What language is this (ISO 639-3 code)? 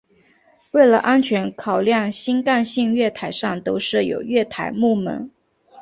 zho